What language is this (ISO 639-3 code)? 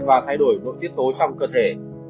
vie